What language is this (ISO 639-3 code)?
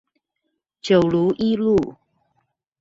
zho